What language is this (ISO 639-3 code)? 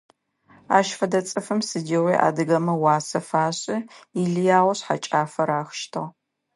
ady